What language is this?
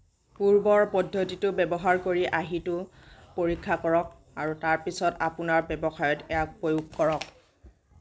Assamese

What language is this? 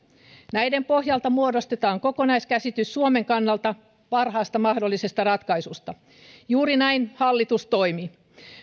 Finnish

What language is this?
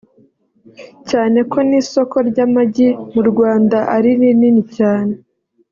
Kinyarwanda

